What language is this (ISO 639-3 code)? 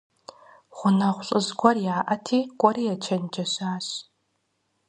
kbd